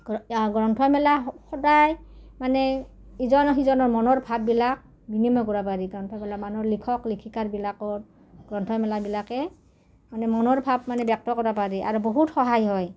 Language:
Assamese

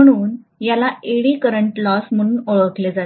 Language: Marathi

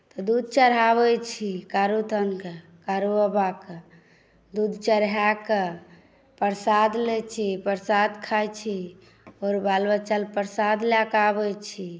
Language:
Maithili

